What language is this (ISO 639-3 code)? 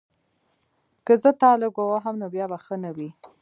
pus